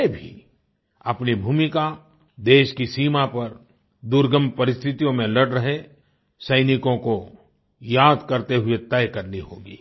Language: Hindi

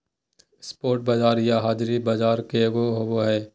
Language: Magahi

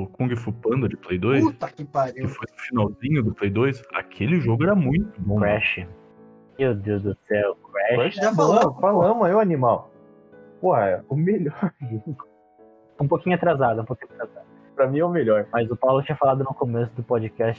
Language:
Portuguese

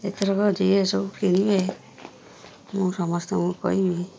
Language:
Odia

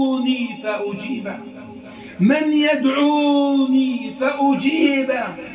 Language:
Arabic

